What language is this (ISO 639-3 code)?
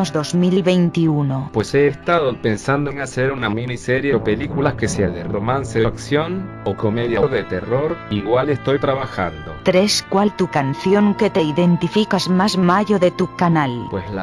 spa